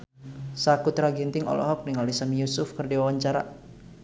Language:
Sundanese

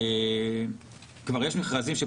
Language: Hebrew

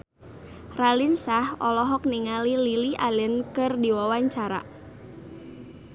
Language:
Sundanese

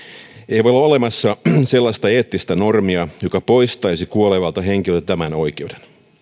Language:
Finnish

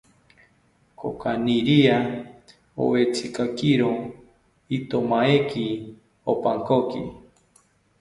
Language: South Ucayali Ashéninka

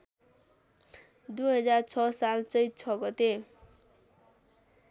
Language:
Nepali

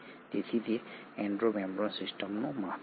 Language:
Gujarati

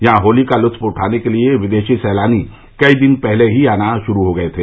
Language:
Hindi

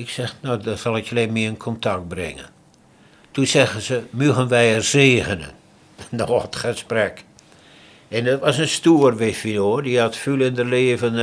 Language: Dutch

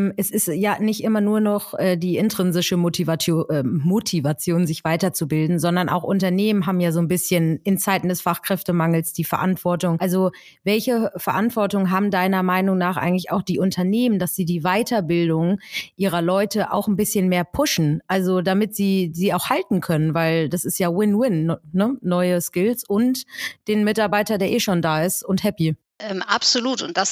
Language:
German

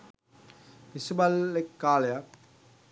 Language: Sinhala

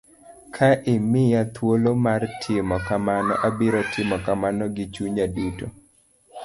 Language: Luo (Kenya and Tanzania)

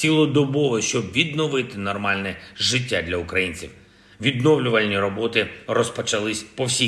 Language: Ukrainian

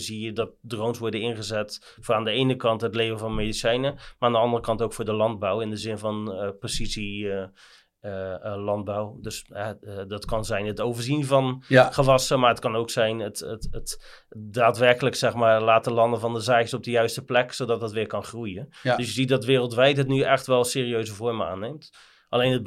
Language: Dutch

